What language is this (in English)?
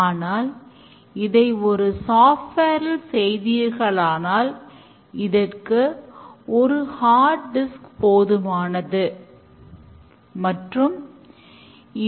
Tamil